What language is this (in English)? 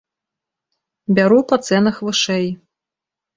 Belarusian